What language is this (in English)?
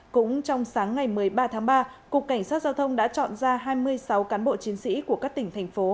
Vietnamese